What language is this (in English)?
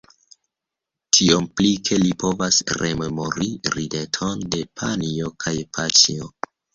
Esperanto